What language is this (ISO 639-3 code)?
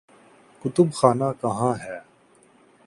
urd